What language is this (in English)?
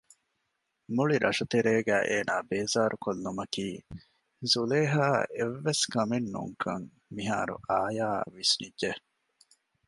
Divehi